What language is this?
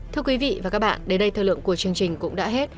Vietnamese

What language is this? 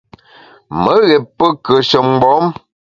Bamun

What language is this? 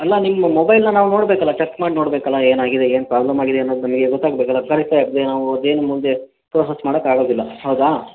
Kannada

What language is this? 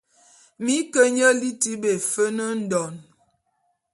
Bulu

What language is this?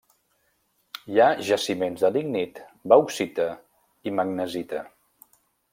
Catalan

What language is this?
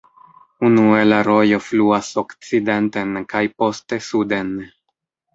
Esperanto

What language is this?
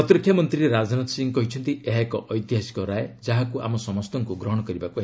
Odia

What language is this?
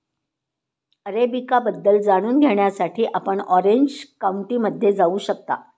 Marathi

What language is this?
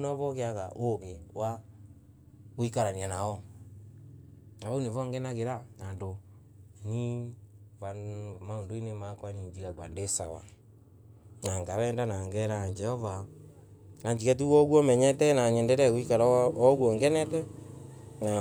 Embu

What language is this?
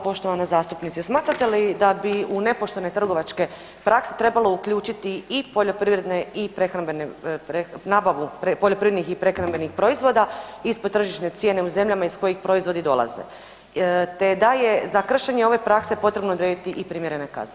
Croatian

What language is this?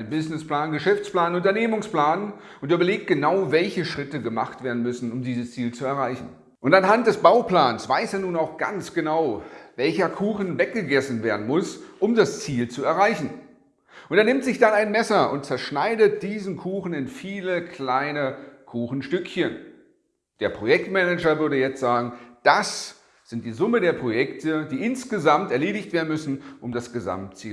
German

